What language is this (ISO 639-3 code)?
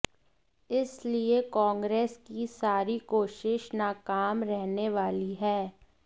hin